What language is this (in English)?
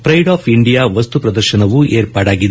Kannada